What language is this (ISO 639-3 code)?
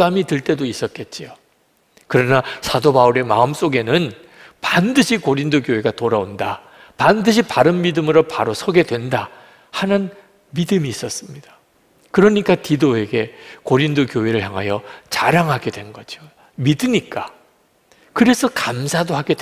kor